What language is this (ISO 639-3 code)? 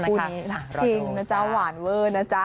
tha